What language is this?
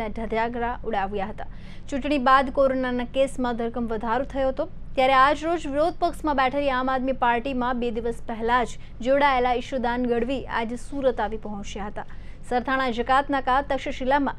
Hindi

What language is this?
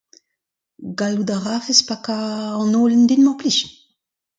Breton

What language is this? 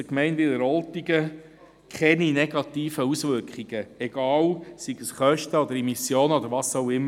Swiss German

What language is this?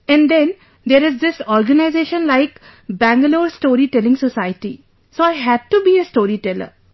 English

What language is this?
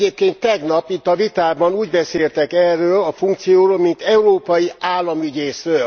Hungarian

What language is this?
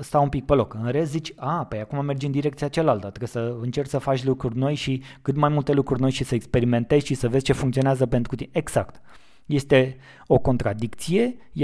Romanian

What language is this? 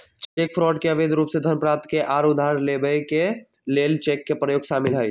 Magahi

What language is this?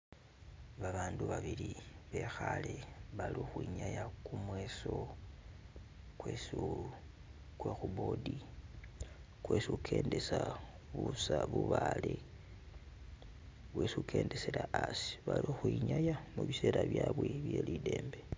Masaaba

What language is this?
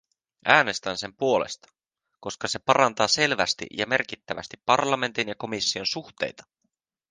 Finnish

